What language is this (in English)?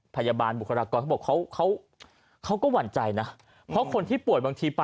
Thai